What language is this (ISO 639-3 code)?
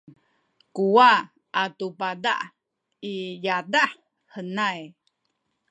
szy